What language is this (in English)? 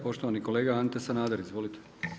Croatian